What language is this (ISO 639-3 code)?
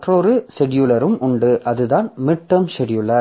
tam